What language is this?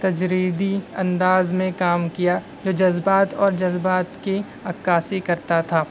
Urdu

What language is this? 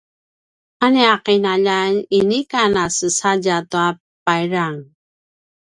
Paiwan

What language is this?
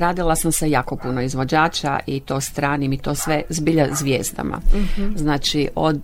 Croatian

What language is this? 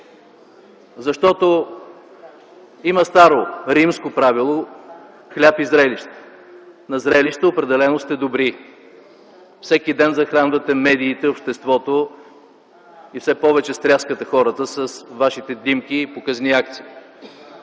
Bulgarian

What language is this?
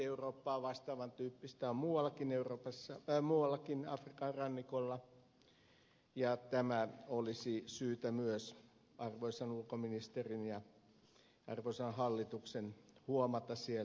Finnish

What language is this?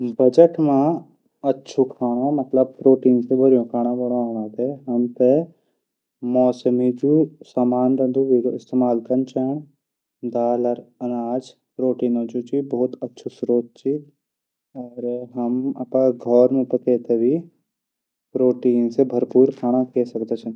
Garhwali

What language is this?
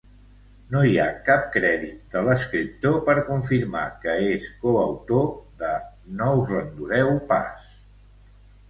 Catalan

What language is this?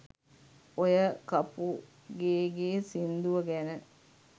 Sinhala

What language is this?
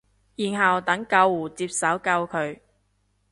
Cantonese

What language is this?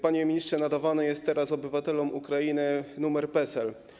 Polish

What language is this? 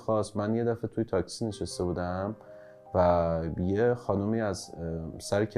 Persian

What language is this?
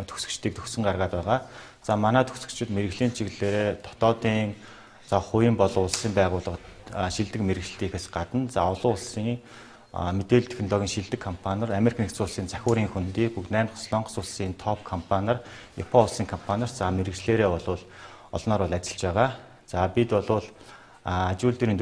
Korean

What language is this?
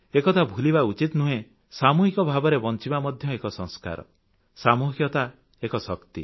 Odia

